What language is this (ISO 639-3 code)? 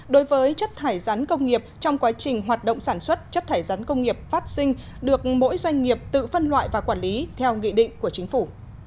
vie